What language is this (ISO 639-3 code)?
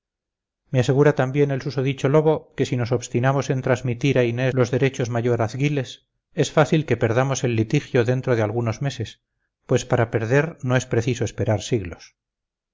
spa